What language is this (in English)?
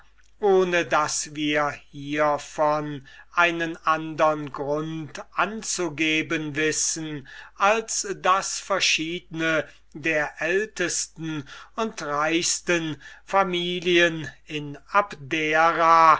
German